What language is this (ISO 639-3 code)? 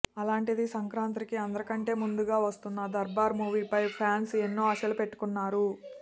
tel